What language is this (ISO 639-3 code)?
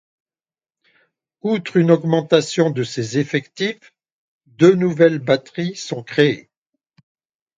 fra